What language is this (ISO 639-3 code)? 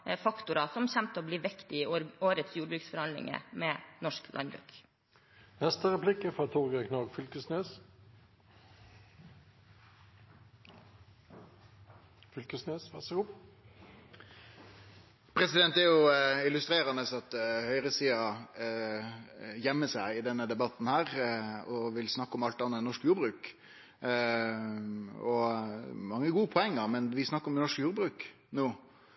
nor